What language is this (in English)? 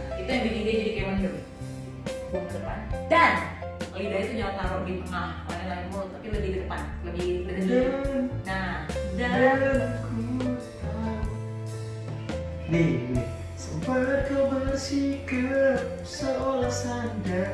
Indonesian